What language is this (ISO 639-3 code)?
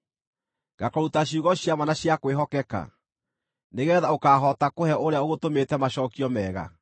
kik